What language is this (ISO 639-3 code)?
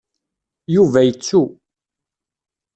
kab